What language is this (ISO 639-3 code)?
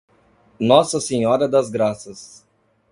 por